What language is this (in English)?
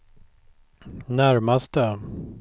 Swedish